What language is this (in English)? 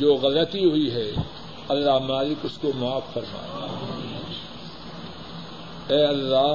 Urdu